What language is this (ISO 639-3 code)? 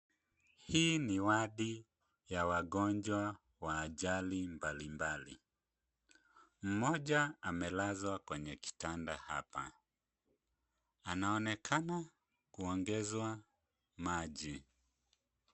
swa